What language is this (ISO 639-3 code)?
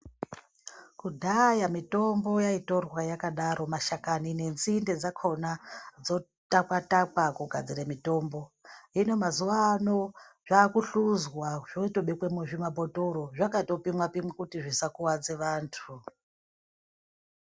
ndc